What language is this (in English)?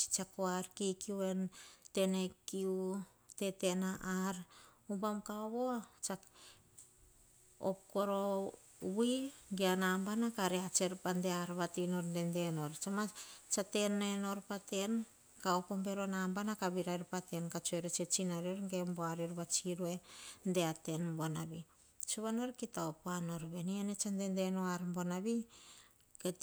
Hahon